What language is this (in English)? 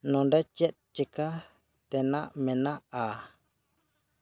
Santali